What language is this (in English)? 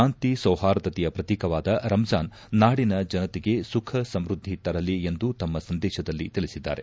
Kannada